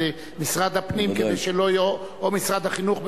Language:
Hebrew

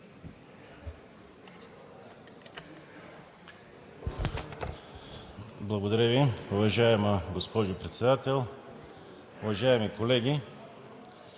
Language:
Bulgarian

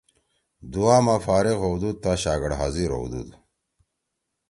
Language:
Torwali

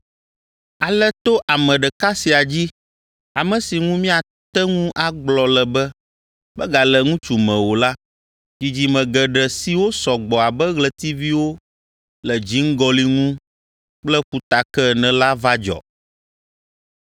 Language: Ewe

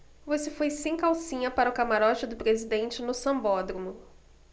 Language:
Portuguese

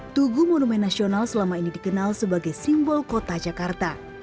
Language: Indonesian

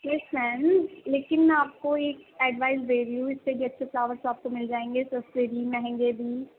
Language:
Urdu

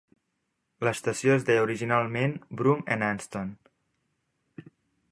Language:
Catalan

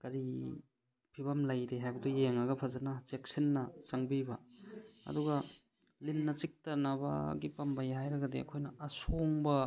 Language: Manipuri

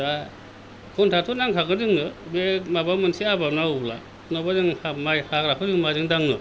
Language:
Bodo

